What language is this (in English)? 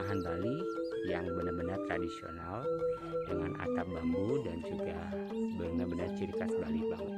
Indonesian